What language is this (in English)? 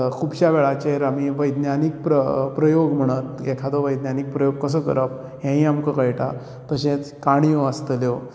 Konkani